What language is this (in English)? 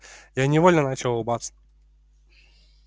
Russian